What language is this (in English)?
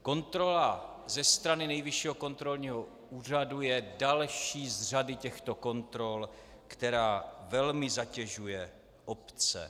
Czech